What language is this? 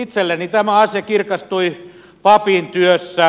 Finnish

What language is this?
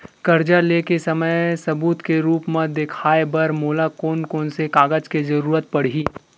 Chhattisgarhi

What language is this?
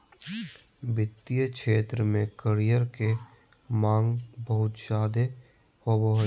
Magahi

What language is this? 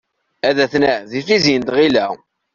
Kabyle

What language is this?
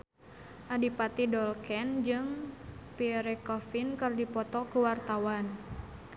Sundanese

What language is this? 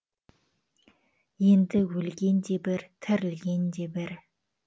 Kazakh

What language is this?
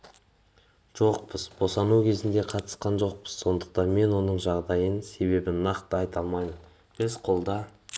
Kazakh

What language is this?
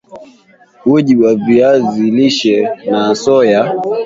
Swahili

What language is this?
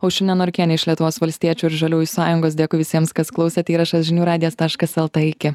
Lithuanian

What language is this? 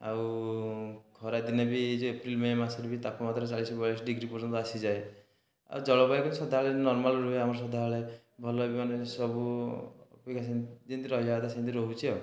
Odia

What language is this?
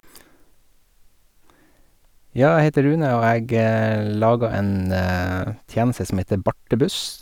Norwegian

